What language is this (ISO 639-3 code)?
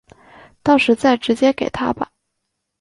zho